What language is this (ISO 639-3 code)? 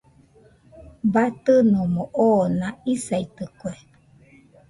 hux